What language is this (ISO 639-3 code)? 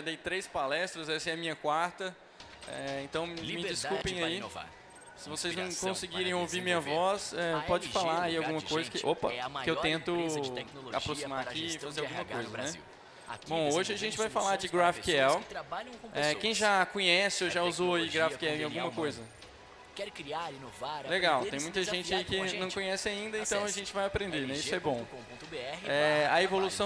por